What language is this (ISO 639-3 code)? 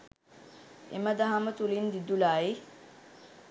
sin